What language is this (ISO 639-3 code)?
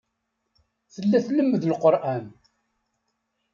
kab